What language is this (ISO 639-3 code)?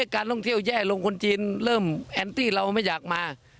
tha